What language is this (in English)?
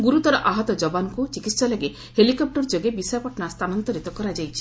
Odia